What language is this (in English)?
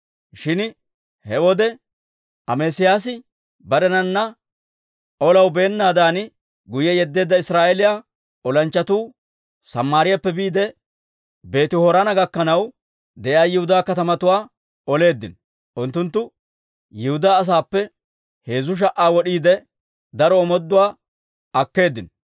Dawro